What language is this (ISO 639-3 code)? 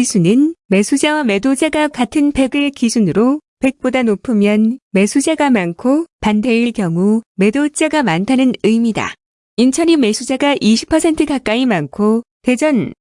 kor